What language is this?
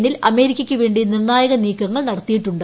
Malayalam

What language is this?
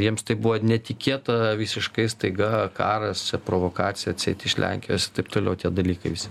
Lithuanian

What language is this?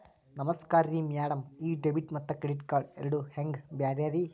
Kannada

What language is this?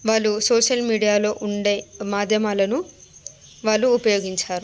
Telugu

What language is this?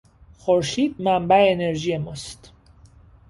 Persian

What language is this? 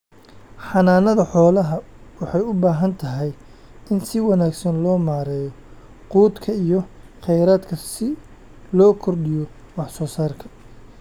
Somali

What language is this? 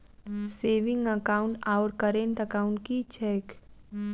Maithili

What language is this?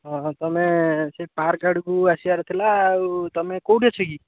Odia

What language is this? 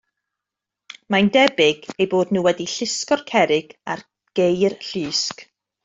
Welsh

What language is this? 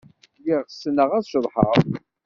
Kabyle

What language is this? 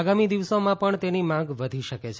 Gujarati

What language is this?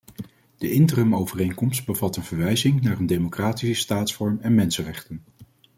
Dutch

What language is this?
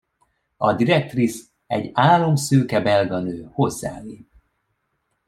Hungarian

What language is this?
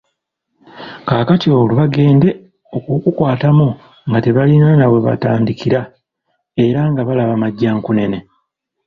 Ganda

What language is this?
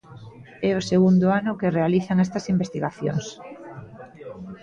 Galician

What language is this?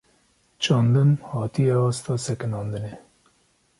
Kurdish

